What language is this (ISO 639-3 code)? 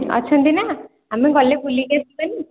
ori